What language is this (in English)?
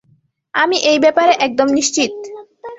Bangla